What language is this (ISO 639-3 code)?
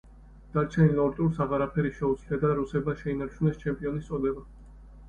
kat